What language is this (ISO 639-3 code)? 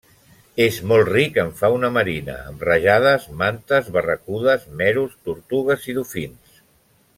cat